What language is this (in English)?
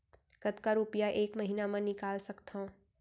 Chhattisgarhi